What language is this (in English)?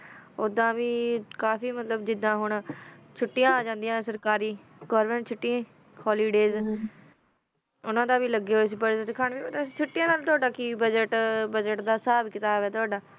Punjabi